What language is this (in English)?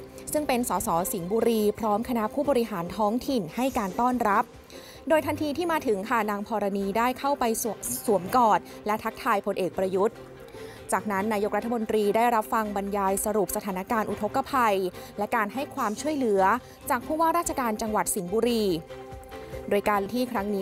Thai